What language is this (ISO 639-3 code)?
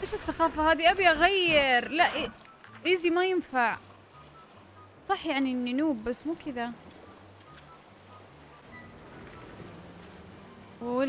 ara